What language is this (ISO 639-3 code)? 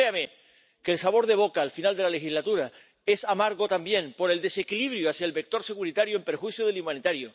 spa